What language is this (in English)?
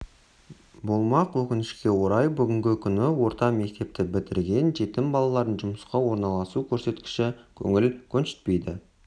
Kazakh